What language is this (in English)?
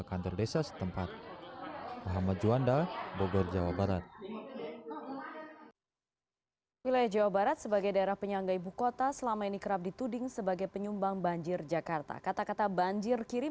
Indonesian